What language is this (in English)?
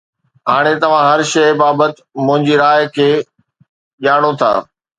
Sindhi